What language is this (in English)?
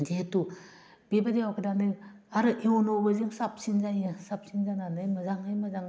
Bodo